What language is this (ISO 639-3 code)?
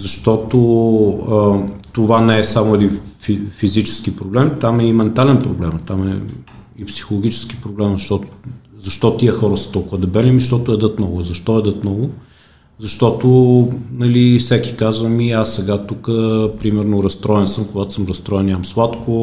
bul